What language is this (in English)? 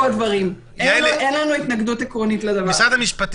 Hebrew